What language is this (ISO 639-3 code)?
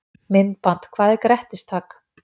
isl